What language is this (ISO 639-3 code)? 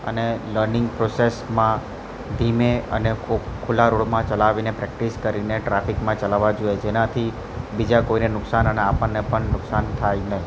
guj